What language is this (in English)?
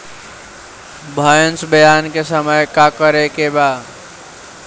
Bhojpuri